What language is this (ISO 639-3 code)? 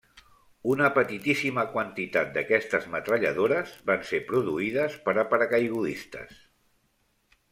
cat